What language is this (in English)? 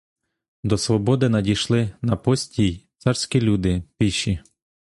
Ukrainian